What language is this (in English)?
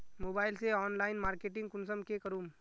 Magahi